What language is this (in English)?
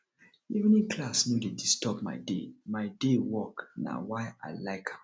Nigerian Pidgin